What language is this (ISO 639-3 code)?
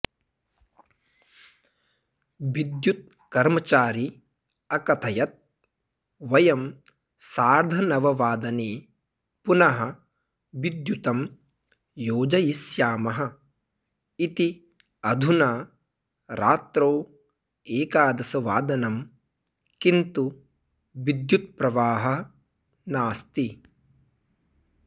san